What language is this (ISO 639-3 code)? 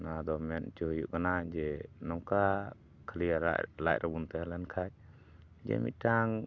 sat